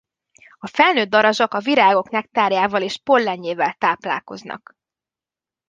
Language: Hungarian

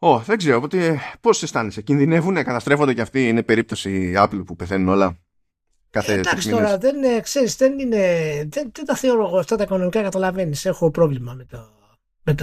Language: Greek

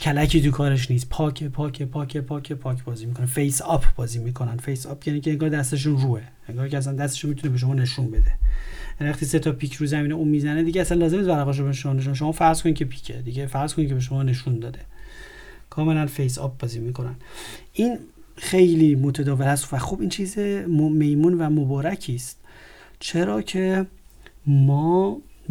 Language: Persian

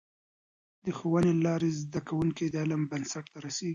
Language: Pashto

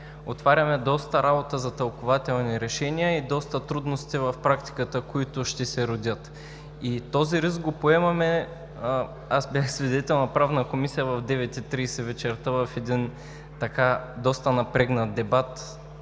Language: Bulgarian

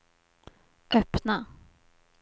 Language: Swedish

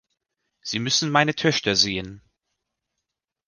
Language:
German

